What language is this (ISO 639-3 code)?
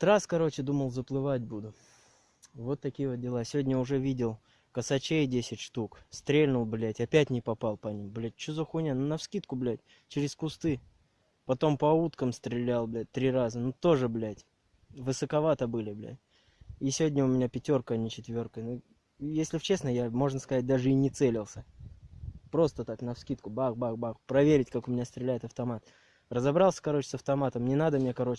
rus